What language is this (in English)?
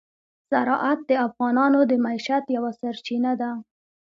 Pashto